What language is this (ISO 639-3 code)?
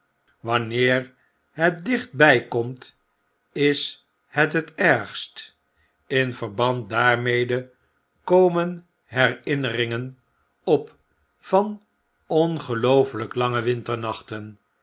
nld